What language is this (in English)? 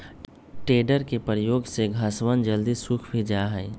Magahi